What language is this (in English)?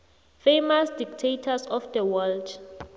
South Ndebele